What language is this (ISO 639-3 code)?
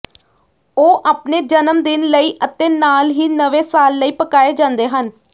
pan